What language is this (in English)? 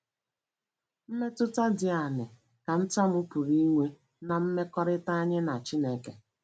Igbo